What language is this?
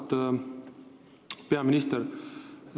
Estonian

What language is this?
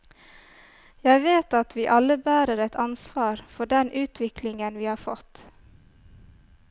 Norwegian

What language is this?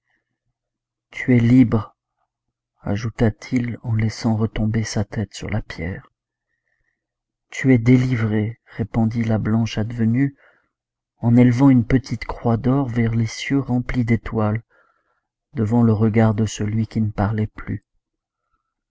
French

